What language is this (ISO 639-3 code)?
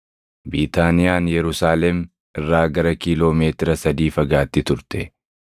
orm